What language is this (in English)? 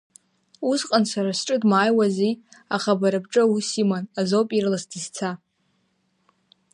Abkhazian